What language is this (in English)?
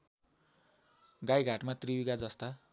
Nepali